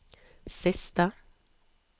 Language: Norwegian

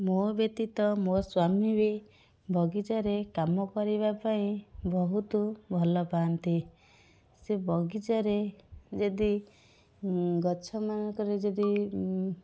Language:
Odia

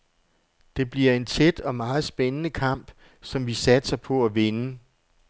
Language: Danish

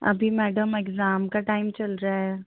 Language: Hindi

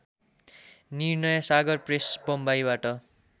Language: Nepali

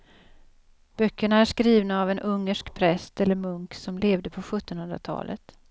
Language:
Swedish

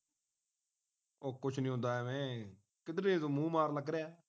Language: Punjabi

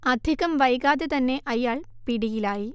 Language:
Malayalam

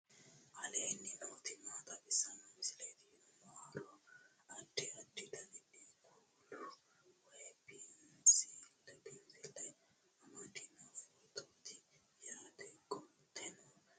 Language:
Sidamo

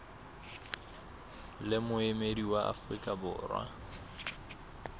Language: Southern Sotho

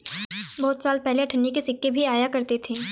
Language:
Hindi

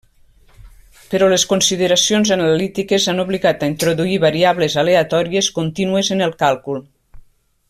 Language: Catalan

